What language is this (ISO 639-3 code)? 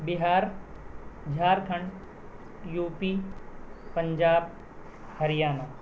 urd